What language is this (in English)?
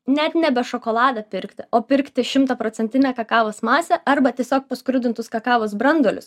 Lithuanian